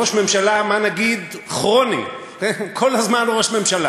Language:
Hebrew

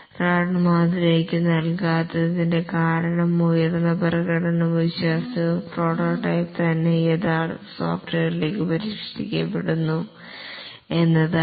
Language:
Malayalam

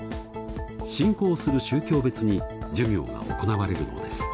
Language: Japanese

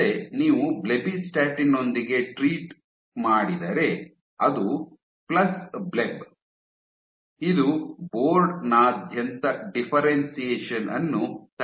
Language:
Kannada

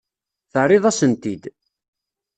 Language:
Kabyle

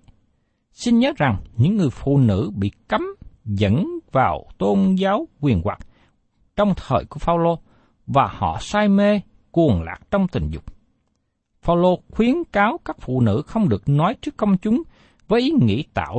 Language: Vietnamese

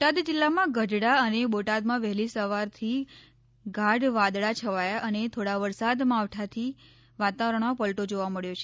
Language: Gujarati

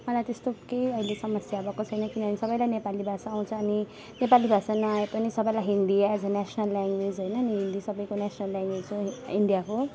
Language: Nepali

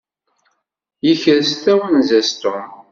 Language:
Kabyle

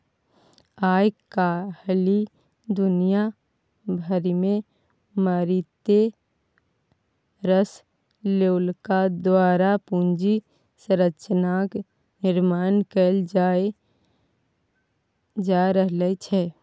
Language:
Maithili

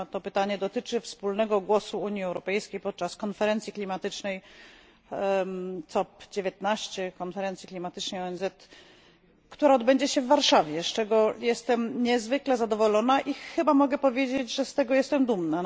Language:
Polish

